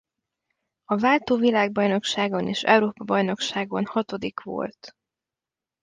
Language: Hungarian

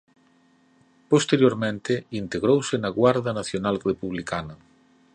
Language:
Galician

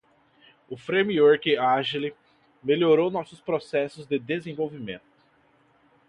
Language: Portuguese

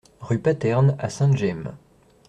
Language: French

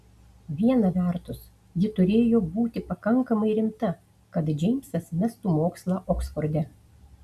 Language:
Lithuanian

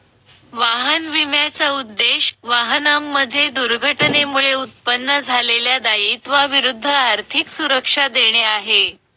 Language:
Marathi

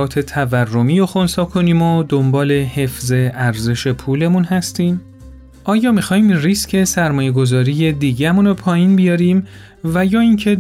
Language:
Persian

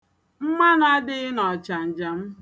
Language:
Igbo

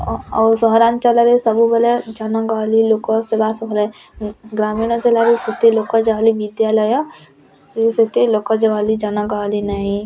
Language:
Odia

